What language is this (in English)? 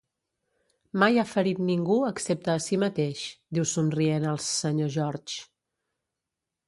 Catalan